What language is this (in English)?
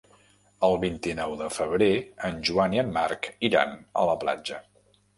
Catalan